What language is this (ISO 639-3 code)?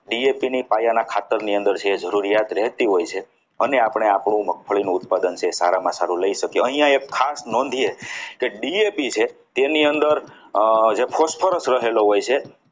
guj